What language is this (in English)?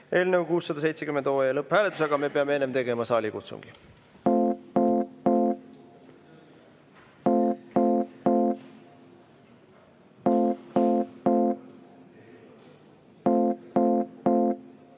Estonian